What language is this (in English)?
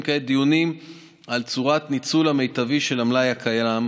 Hebrew